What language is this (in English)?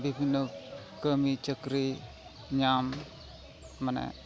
Santali